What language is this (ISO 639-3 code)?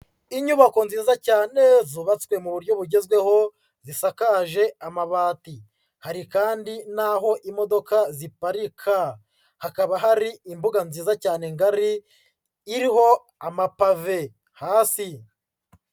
kin